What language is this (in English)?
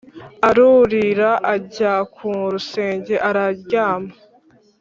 Kinyarwanda